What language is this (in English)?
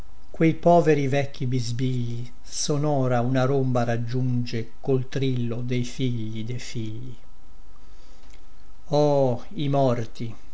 Italian